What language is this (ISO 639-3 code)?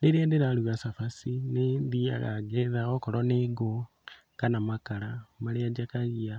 kik